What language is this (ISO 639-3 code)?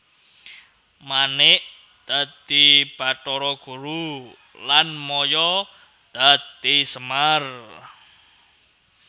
jav